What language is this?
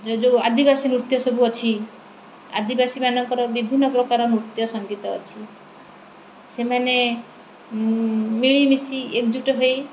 Odia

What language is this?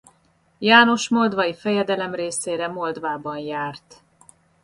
Hungarian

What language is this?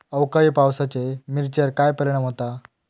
Marathi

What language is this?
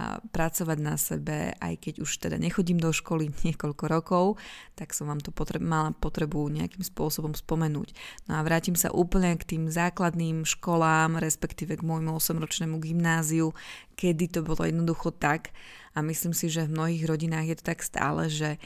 Slovak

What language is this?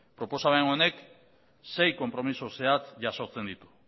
Basque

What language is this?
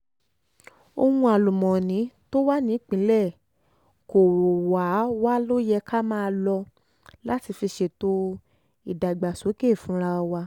Yoruba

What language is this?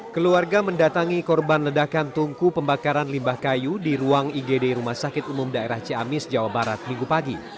Indonesian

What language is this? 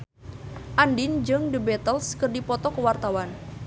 Sundanese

